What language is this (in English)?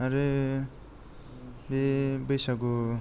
Bodo